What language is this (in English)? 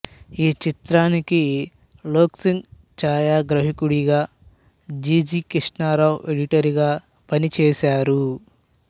Telugu